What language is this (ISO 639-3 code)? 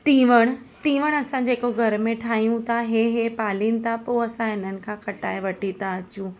snd